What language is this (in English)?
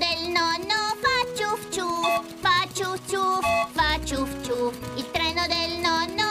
Italian